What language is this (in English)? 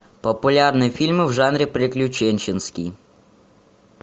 Russian